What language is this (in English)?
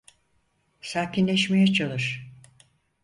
Turkish